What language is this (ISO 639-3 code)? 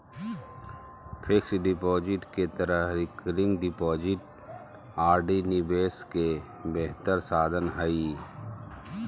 mag